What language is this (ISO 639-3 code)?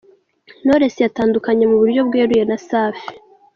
kin